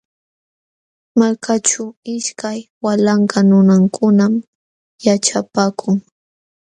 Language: Jauja Wanca Quechua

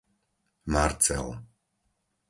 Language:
Slovak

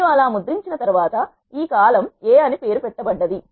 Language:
Telugu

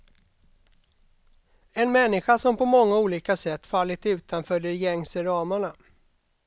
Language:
Swedish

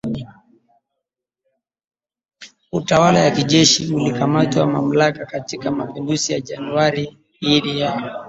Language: Swahili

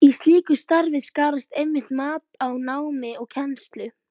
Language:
Icelandic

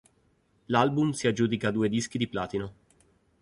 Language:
Italian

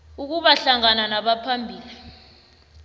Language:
South Ndebele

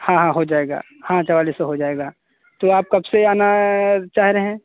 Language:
Hindi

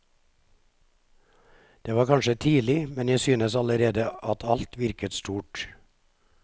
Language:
Norwegian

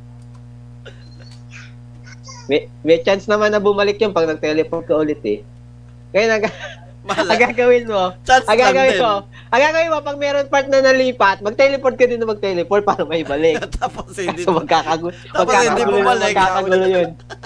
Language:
Filipino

